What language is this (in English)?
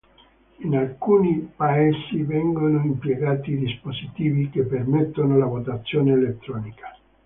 Italian